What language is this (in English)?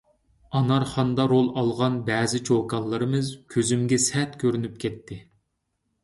Uyghur